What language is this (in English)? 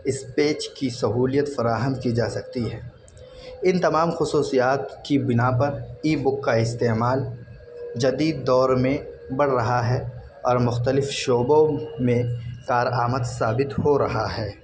Urdu